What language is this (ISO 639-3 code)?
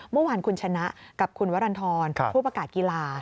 tha